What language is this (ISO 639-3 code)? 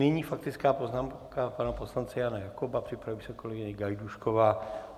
ces